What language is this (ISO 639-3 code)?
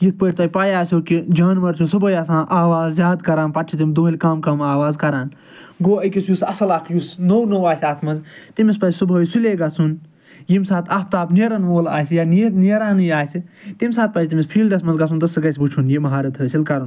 kas